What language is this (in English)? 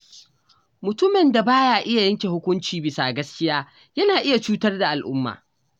Hausa